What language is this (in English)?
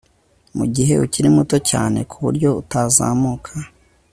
Kinyarwanda